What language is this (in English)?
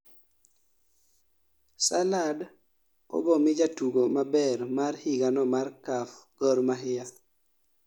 Luo (Kenya and Tanzania)